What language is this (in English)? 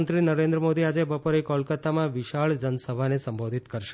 Gujarati